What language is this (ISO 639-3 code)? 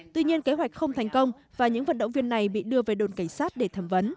vie